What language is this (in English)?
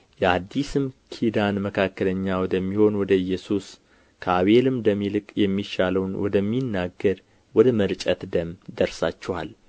Amharic